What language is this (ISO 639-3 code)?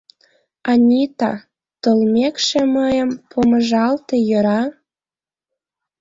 chm